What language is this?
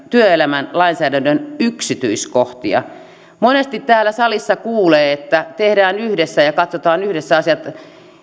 Finnish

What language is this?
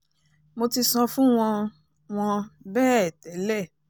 Yoruba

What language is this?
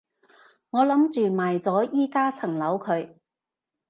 Cantonese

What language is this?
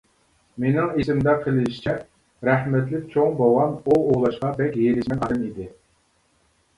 Uyghur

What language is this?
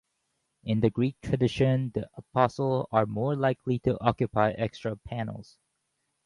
English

